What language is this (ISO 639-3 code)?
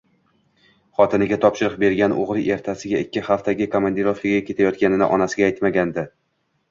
uzb